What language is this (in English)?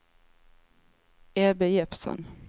Swedish